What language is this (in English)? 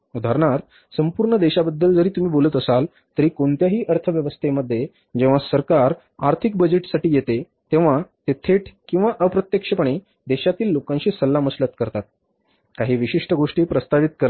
Marathi